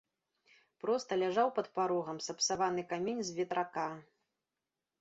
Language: Belarusian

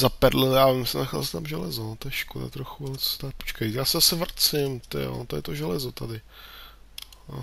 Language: Czech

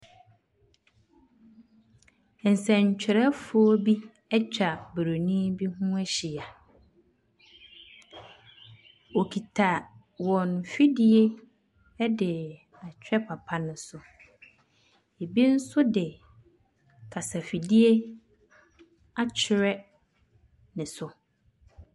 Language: Akan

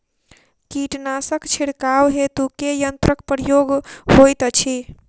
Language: Maithili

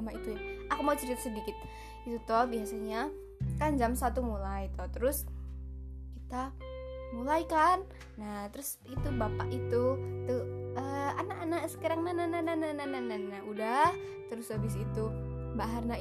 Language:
Indonesian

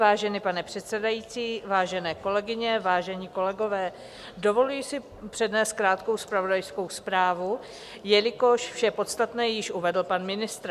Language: Czech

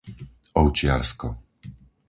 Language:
Slovak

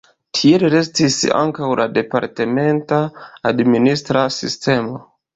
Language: Esperanto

